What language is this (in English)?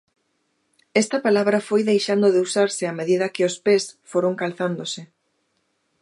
Galician